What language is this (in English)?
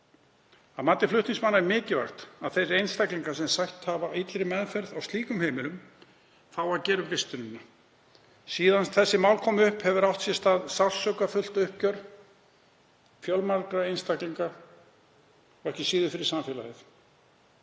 Icelandic